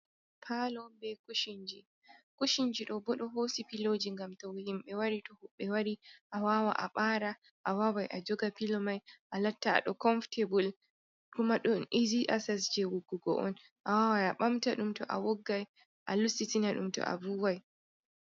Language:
Fula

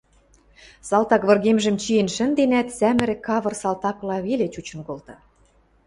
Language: Western Mari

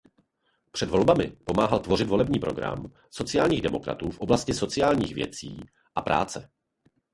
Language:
Czech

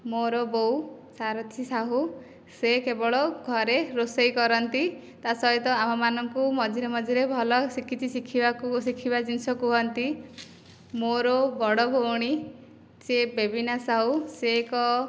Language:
Odia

